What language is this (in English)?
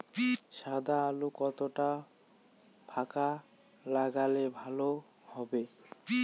Bangla